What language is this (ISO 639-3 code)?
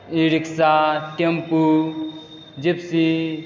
mai